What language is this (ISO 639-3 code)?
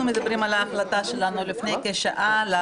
heb